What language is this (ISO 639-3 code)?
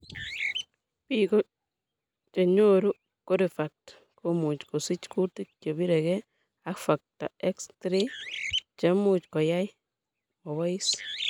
kln